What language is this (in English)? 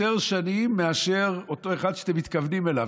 Hebrew